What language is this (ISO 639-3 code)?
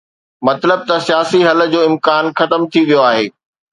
snd